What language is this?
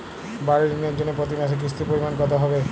Bangla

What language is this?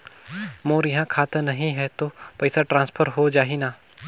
Chhattisgarhi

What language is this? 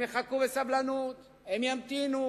Hebrew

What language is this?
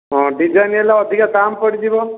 Odia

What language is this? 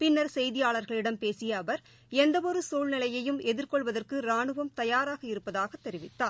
Tamil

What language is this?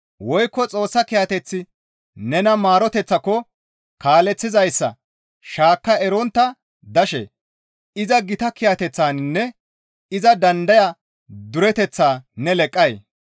Gamo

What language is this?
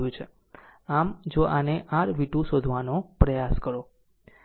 Gujarati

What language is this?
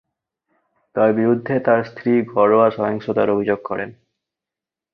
Bangla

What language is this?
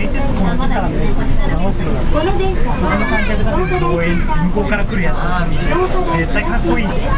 Japanese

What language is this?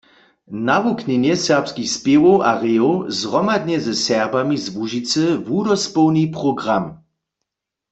Upper Sorbian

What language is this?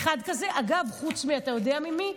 Hebrew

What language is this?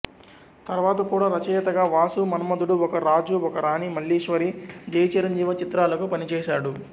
Telugu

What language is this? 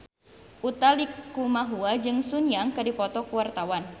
Sundanese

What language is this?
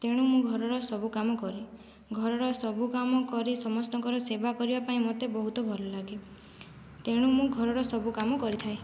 Odia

